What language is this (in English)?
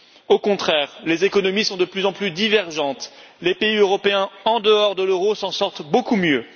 French